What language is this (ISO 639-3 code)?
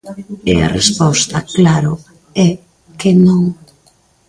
glg